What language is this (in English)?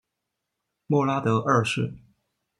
Chinese